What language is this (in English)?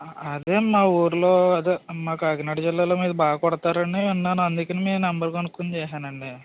Telugu